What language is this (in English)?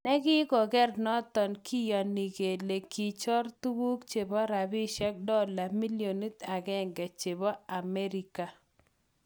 Kalenjin